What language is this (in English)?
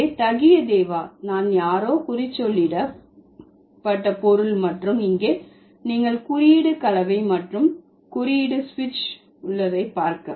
Tamil